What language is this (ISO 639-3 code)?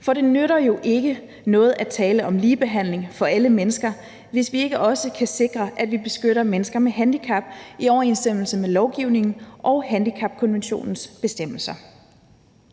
dan